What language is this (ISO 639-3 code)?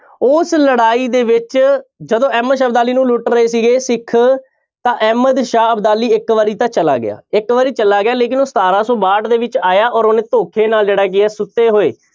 pan